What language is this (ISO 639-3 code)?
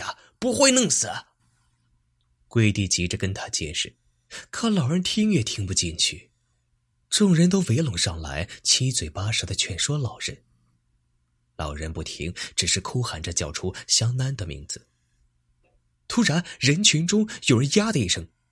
zho